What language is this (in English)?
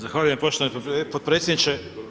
Croatian